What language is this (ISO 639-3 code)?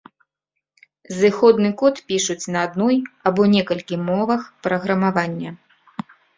bel